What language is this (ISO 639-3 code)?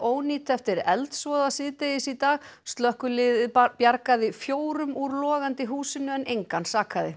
isl